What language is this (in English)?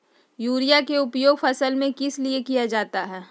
Magahi